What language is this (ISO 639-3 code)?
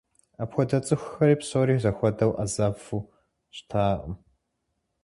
kbd